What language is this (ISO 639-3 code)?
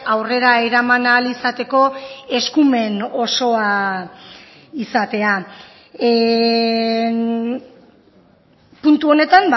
eus